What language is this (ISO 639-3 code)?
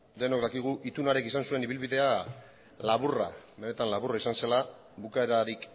eus